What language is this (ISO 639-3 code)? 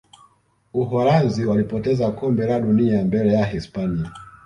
swa